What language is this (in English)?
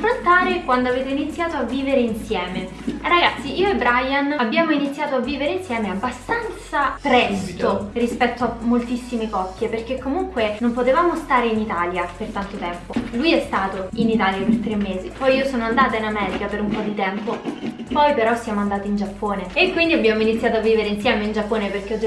Italian